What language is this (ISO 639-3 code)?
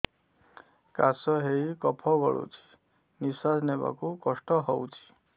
ori